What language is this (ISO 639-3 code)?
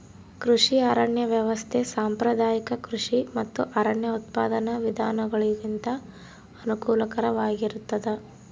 kan